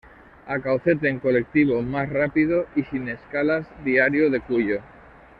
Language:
Spanish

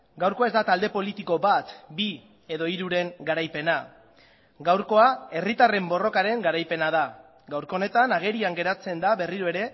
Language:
Basque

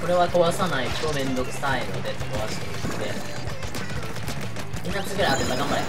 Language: Japanese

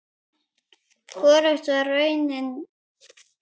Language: Icelandic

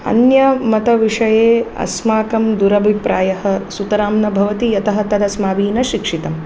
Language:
Sanskrit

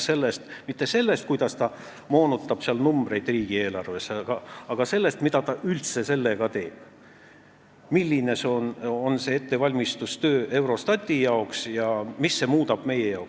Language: Estonian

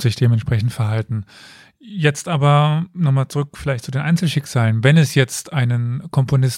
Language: German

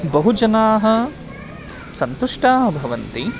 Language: Sanskrit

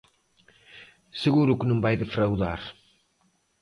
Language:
Galician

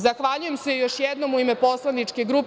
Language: Serbian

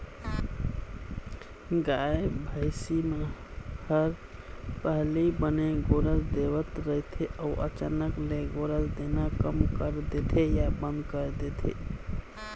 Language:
Chhattisgarhi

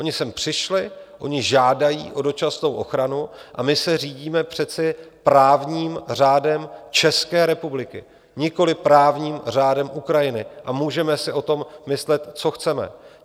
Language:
Czech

